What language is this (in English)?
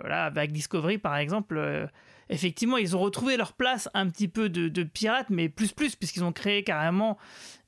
French